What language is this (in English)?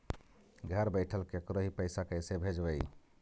Magahi